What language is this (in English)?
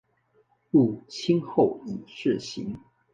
Chinese